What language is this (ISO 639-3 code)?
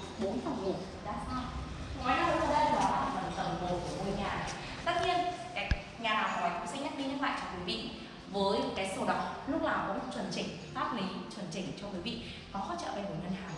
vie